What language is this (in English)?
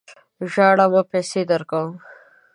Pashto